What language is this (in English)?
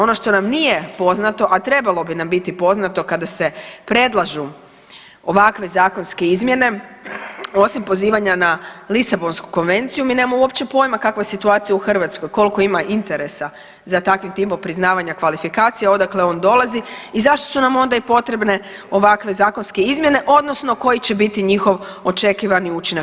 Croatian